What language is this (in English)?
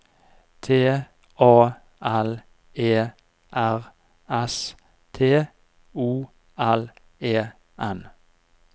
Norwegian